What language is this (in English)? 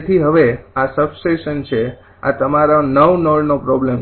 Gujarati